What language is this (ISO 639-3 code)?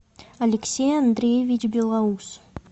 rus